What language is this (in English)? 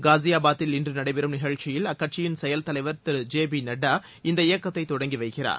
Tamil